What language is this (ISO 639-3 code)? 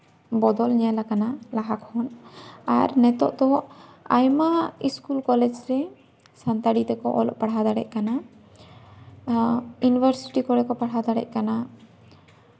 sat